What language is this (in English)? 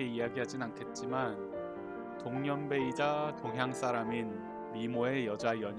Korean